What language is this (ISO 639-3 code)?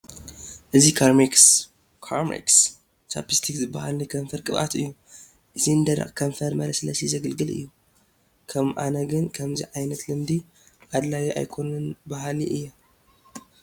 tir